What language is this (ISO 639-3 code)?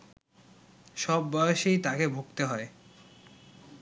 ben